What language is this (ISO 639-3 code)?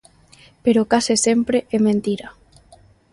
glg